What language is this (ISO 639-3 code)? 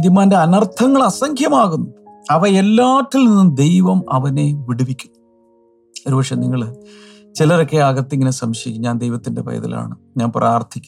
mal